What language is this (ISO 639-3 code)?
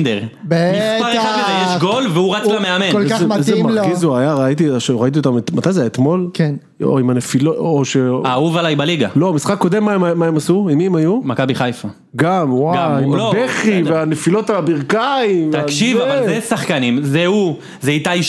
heb